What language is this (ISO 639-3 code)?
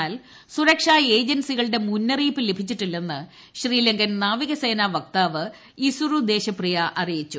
mal